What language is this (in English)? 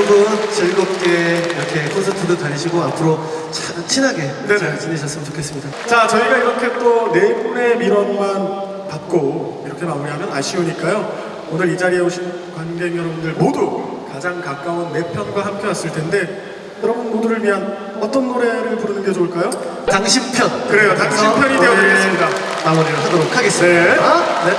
Korean